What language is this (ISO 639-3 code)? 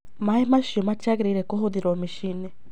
kik